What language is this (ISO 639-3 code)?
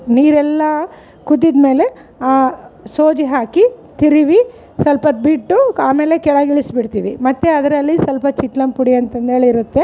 kan